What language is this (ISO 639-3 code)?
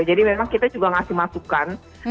ind